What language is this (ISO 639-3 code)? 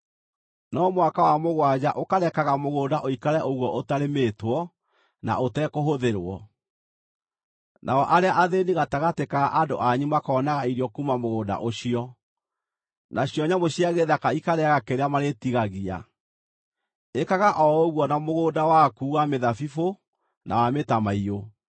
kik